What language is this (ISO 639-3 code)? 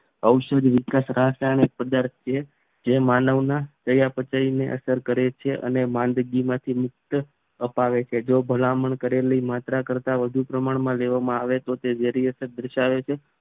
guj